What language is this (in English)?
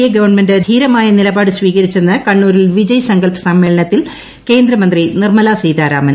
Malayalam